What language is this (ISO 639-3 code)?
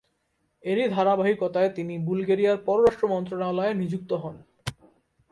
ben